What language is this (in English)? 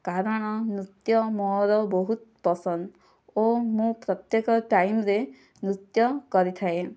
Odia